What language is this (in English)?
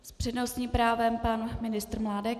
Czech